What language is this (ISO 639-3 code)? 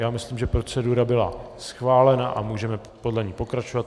ces